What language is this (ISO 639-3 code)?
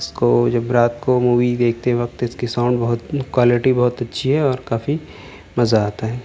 urd